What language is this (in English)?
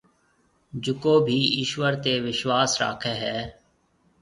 Marwari (Pakistan)